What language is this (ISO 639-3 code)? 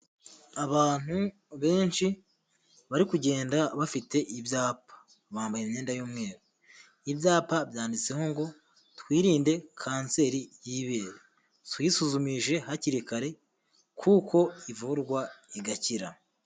kin